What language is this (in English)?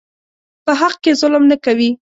Pashto